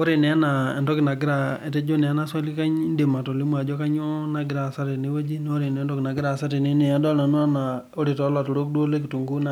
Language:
Masai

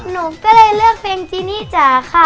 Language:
Thai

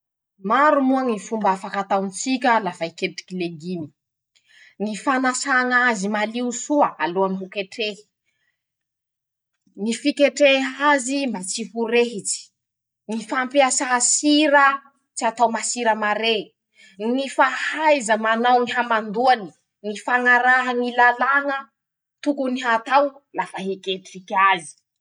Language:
Masikoro Malagasy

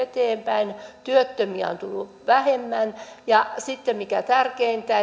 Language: Finnish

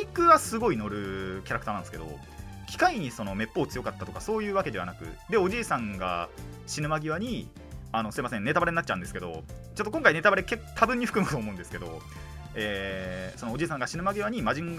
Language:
Japanese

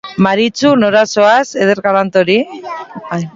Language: Basque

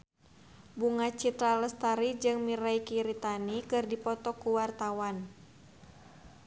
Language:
Sundanese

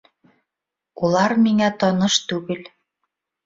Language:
Bashkir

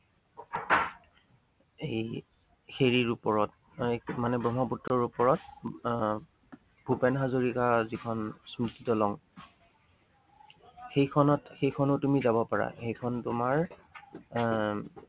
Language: Assamese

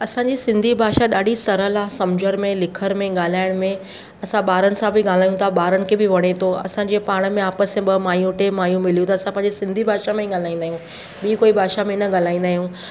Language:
Sindhi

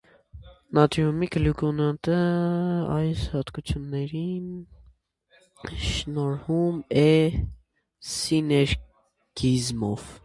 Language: Armenian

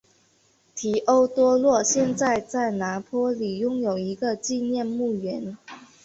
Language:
Chinese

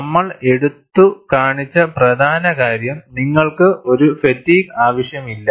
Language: Malayalam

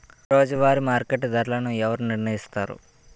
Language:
Telugu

